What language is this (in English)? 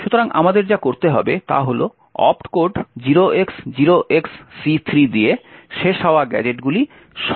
Bangla